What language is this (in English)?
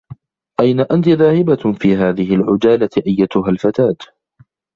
Arabic